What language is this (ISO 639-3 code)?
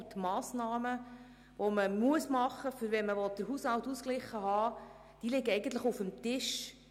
gsw